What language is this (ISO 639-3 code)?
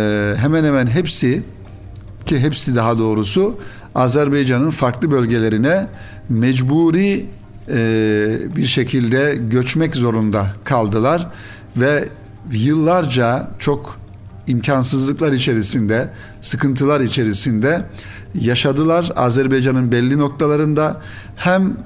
tur